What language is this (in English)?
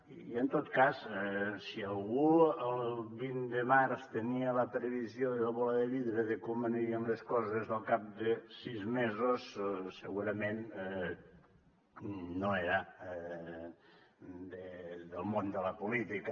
Catalan